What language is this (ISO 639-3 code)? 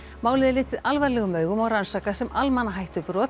isl